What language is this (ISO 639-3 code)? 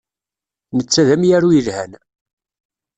kab